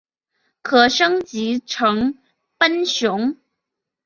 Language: Chinese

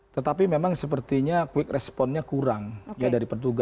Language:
Indonesian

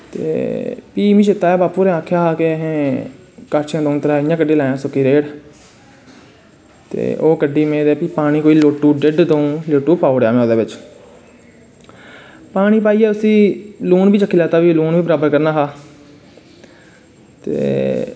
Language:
Dogri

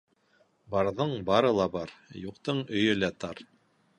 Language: Bashkir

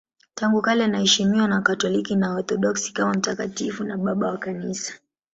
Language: Swahili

